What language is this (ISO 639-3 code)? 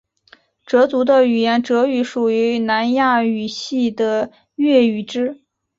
zho